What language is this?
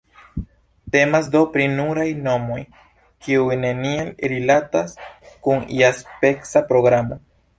Esperanto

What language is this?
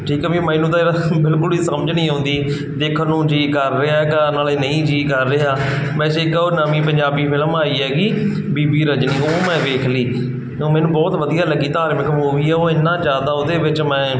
Punjabi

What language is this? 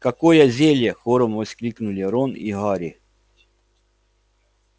Russian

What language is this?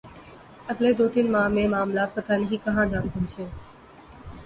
Urdu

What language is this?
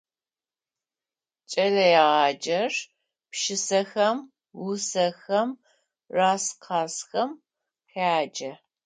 Adyghe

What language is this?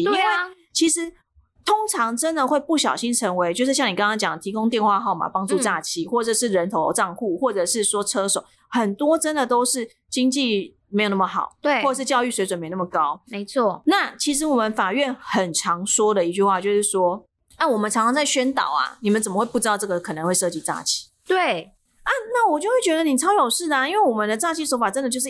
Chinese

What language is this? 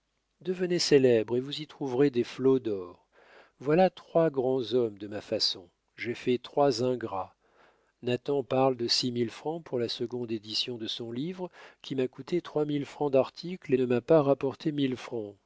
French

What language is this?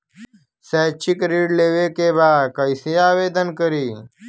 Bhojpuri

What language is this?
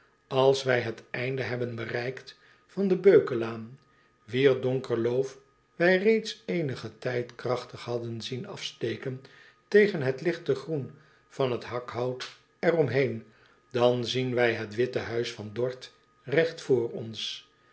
Dutch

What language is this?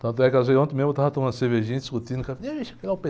Portuguese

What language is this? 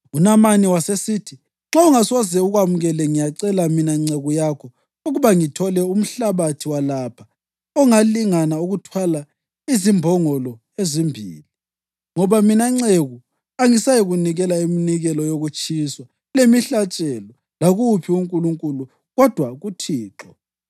North Ndebele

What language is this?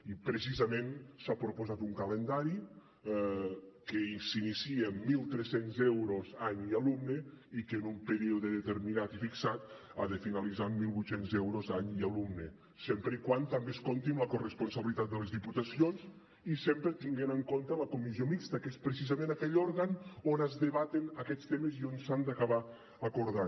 Catalan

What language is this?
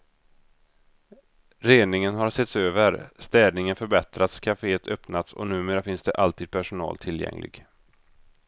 Swedish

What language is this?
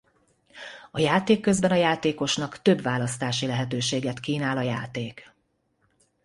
Hungarian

